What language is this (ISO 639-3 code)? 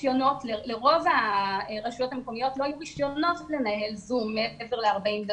heb